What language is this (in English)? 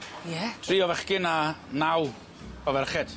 Welsh